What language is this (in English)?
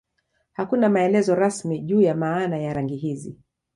Swahili